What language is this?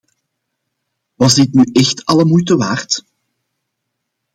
Dutch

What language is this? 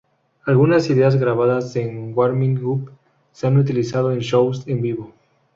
Spanish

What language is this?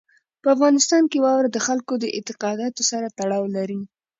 Pashto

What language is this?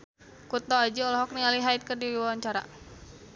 Sundanese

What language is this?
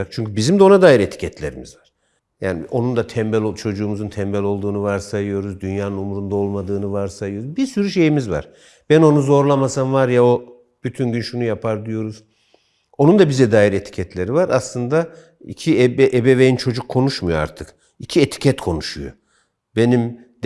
Turkish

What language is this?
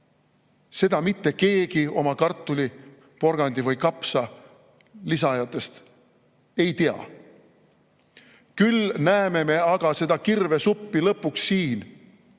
Estonian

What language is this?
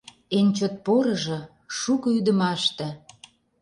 Mari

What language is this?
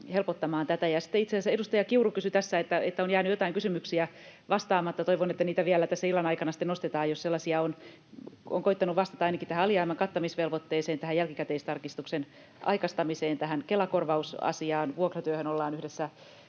Finnish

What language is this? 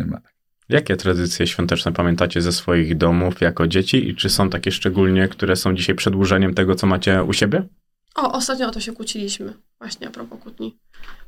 Polish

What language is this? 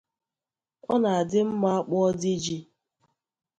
Igbo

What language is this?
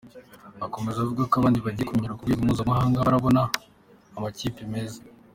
Kinyarwanda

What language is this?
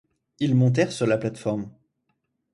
French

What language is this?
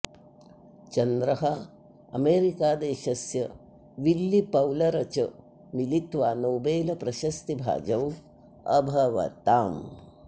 Sanskrit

